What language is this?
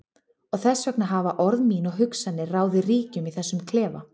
Icelandic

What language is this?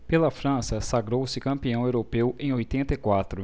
Portuguese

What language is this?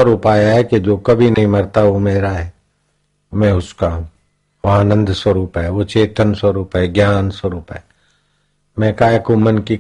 Hindi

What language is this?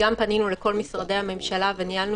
Hebrew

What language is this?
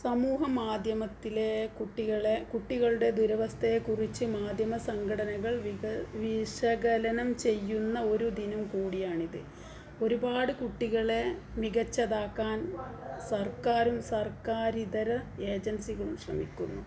Malayalam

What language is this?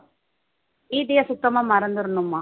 Tamil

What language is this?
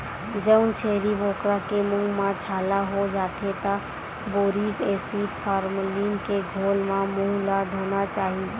Chhattisgarhi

